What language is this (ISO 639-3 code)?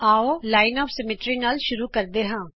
pan